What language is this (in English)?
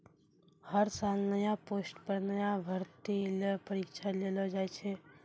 Maithili